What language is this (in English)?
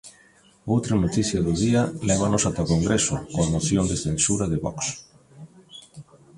Galician